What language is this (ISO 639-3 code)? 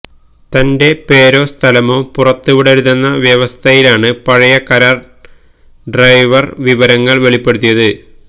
mal